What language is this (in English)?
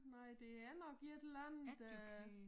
Danish